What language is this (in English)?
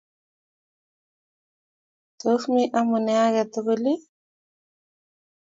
Kalenjin